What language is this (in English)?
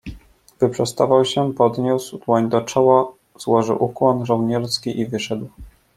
Polish